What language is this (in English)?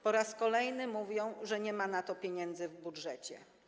Polish